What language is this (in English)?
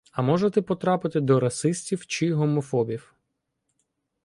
Ukrainian